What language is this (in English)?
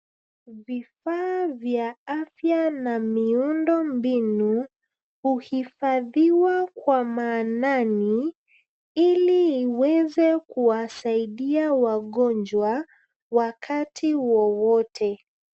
Swahili